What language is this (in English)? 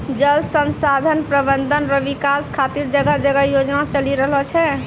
Maithili